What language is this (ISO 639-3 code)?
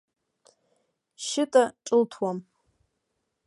abk